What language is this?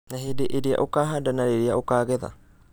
Kikuyu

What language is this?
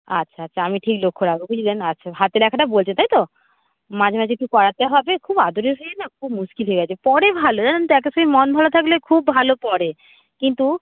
Bangla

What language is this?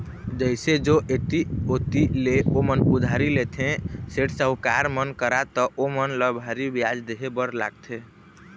Chhattisgarhi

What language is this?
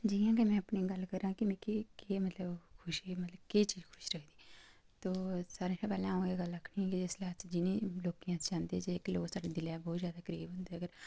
Dogri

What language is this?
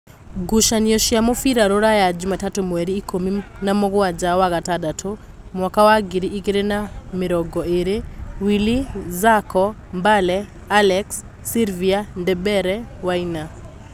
Kikuyu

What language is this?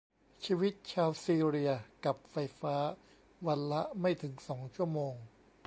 Thai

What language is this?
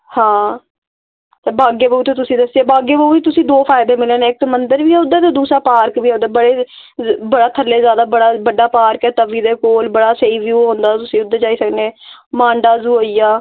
Dogri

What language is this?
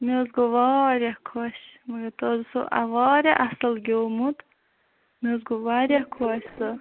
Kashmiri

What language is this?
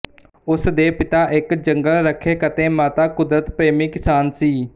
Punjabi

